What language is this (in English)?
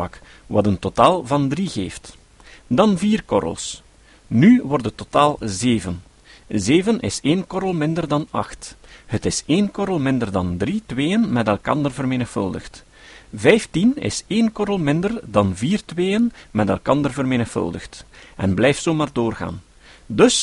Dutch